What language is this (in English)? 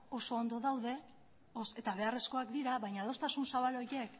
Basque